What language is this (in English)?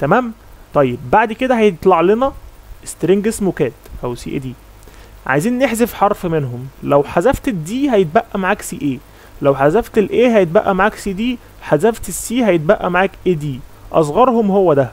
Arabic